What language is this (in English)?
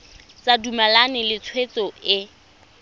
Tswana